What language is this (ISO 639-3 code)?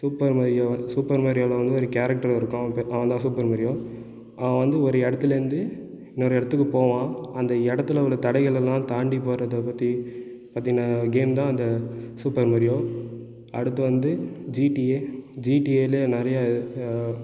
tam